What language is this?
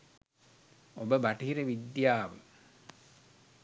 Sinhala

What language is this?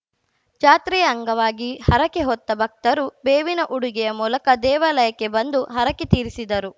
Kannada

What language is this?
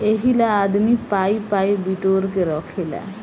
Bhojpuri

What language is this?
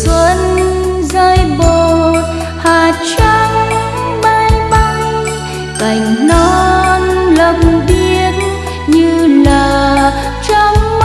Vietnamese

